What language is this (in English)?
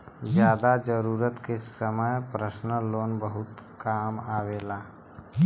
Bhojpuri